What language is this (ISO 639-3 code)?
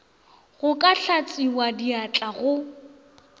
nso